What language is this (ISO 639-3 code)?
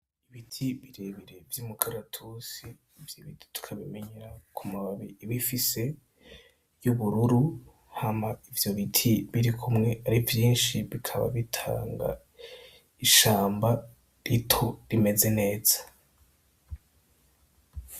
run